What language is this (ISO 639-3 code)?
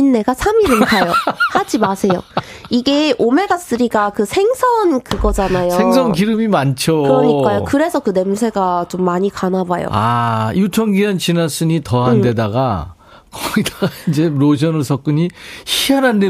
kor